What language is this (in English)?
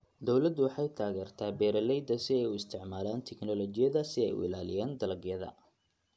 Somali